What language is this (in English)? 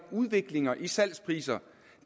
Danish